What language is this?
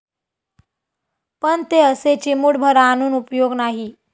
Marathi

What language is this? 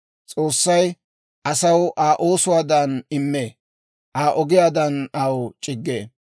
Dawro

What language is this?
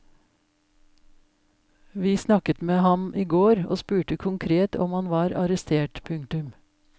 Norwegian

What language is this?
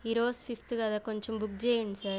Telugu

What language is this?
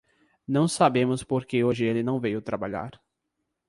Portuguese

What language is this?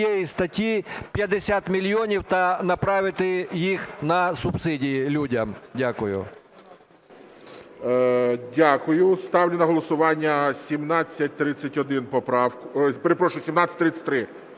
Ukrainian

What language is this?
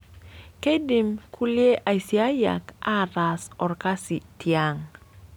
Masai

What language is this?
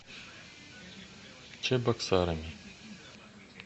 Russian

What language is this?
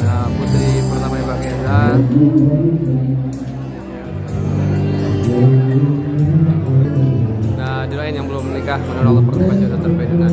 Indonesian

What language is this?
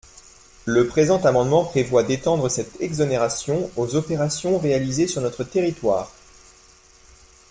French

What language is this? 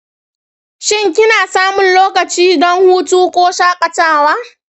Hausa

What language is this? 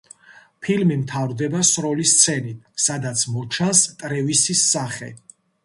Georgian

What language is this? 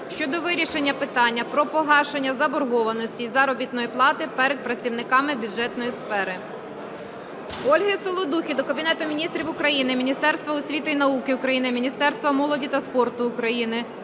Ukrainian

